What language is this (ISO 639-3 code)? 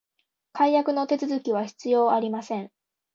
jpn